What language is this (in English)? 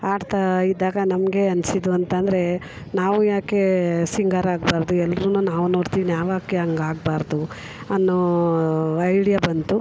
Kannada